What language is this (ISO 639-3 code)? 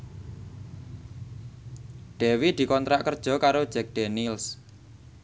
jav